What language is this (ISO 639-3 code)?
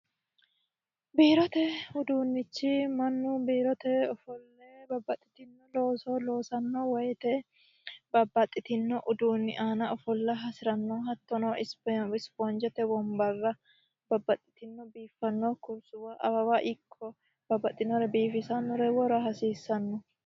sid